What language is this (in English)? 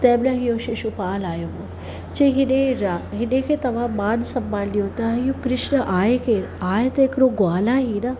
Sindhi